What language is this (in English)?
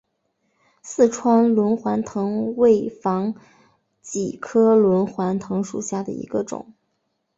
Chinese